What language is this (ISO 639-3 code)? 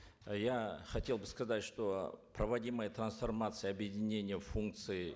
kaz